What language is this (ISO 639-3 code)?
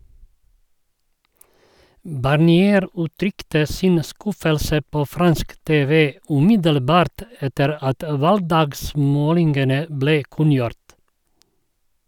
nor